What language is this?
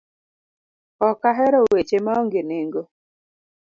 Luo (Kenya and Tanzania)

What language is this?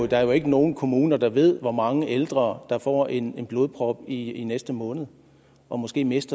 Danish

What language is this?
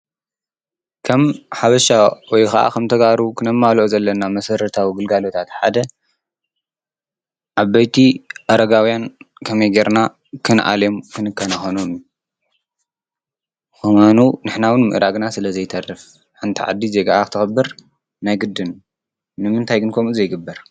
Tigrinya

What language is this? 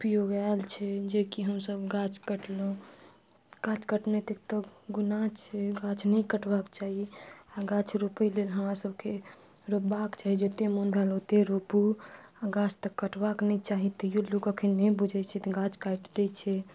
Maithili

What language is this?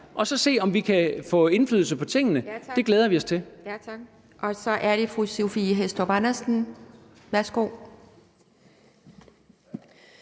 Danish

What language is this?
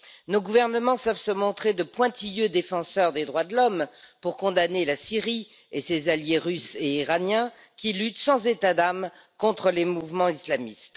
French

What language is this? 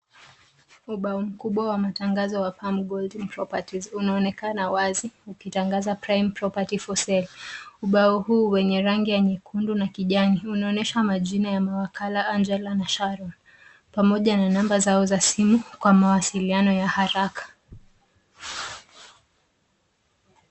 Swahili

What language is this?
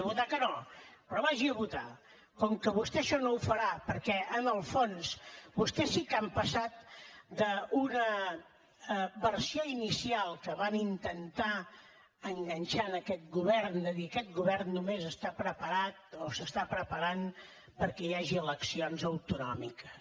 Catalan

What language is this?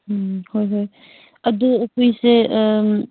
Manipuri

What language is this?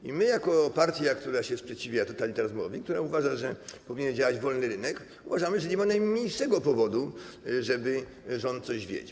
Polish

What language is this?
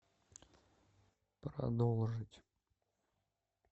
Russian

